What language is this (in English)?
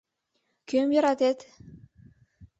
Mari